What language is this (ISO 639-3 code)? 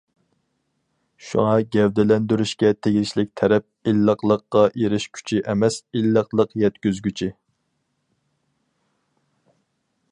uig